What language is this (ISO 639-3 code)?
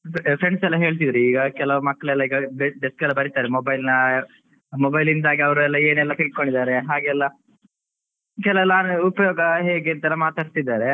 kan